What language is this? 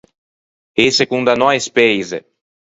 Ligurian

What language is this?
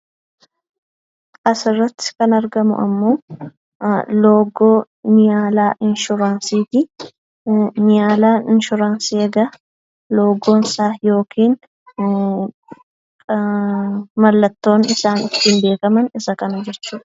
Oromo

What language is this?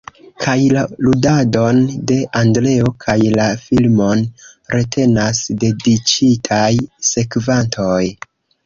Esperanto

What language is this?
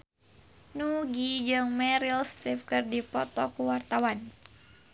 Sundanese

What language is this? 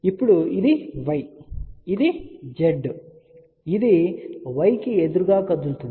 Telugu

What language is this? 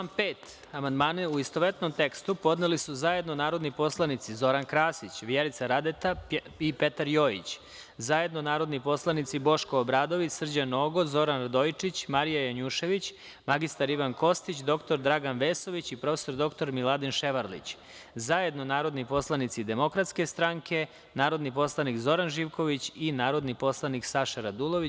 Serbian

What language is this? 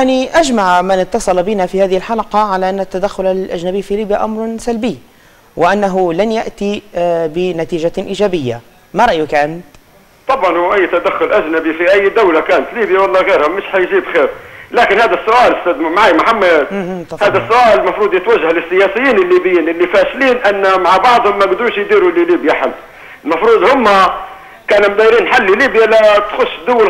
Arabic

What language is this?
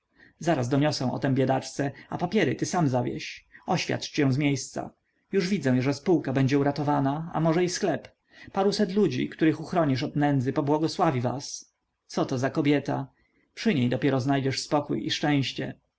Polish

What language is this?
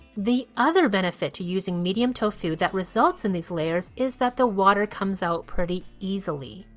English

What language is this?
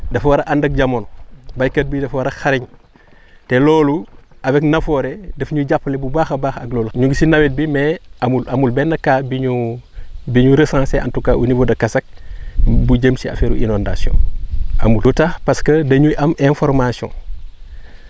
Wolof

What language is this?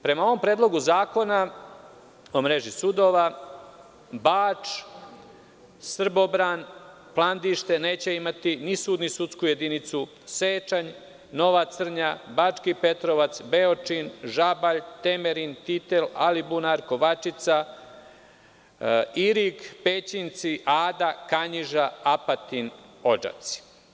Serbian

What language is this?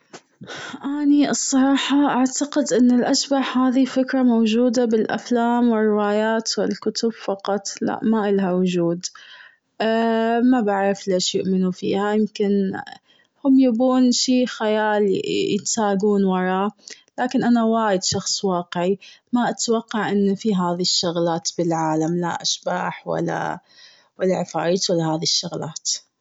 Gulf Arabic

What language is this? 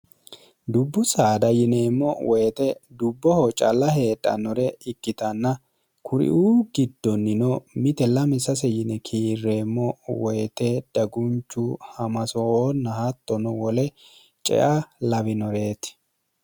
Sidamo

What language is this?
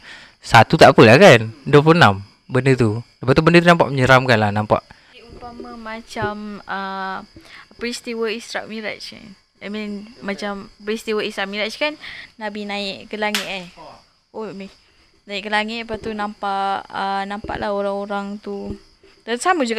Malay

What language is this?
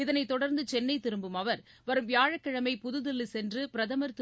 Tamil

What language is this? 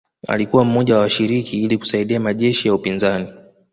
Swahili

